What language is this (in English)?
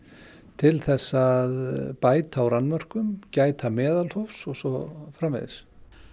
Icelandic